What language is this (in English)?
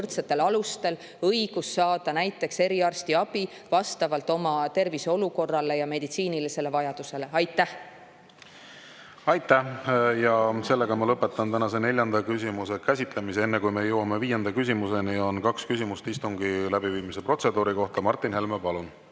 Estonian